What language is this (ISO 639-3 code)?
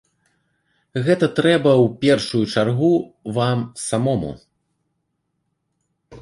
bel